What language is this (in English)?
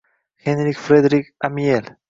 Uzbek